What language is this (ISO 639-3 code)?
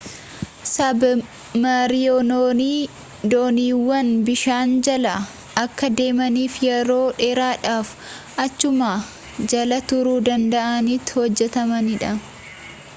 orm